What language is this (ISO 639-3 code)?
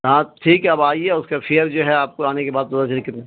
urd